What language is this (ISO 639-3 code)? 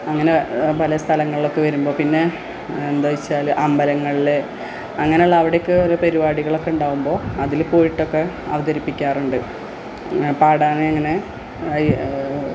mal